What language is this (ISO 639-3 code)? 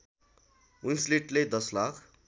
nep